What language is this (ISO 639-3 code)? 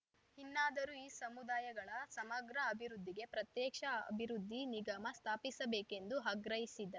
kan